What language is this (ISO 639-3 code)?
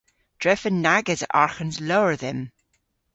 cor